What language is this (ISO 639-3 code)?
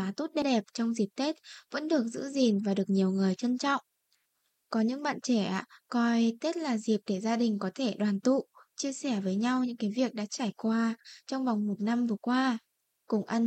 vie